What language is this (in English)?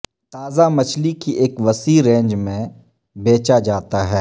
Urdu